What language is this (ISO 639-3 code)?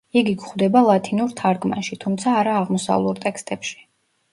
kat